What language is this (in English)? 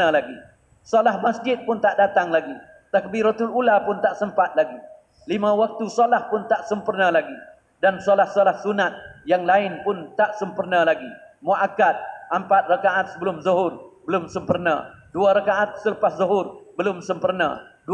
Malay